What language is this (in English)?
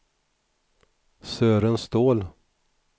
Swedish